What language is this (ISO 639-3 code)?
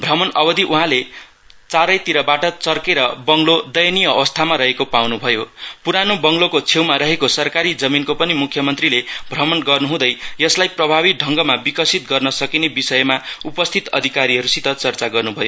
nep